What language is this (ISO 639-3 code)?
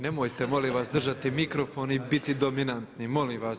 hrv